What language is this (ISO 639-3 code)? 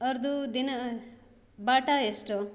kan